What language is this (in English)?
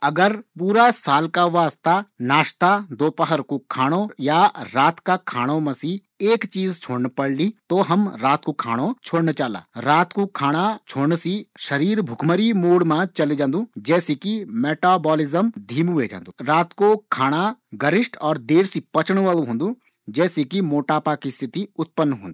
Garhwali